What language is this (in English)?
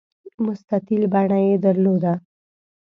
Pashto